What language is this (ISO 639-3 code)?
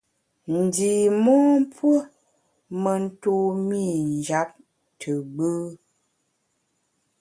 bax